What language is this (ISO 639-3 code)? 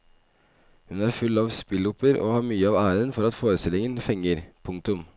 nor